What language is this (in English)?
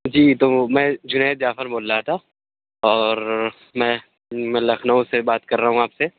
Urdu